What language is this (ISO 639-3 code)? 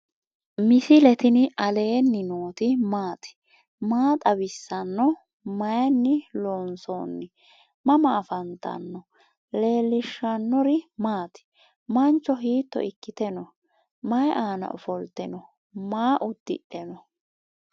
sid